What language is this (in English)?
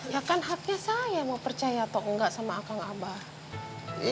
Indonesian